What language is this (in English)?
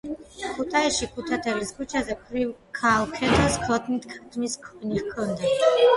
Georgian